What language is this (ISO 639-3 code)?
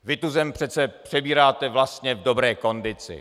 ces